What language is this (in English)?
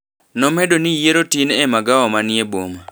Luo (Kenya and Tanzania)